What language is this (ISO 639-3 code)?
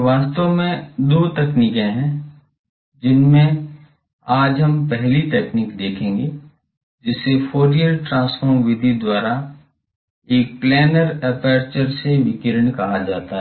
hin